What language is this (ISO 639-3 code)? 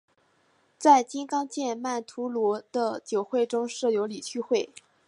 zho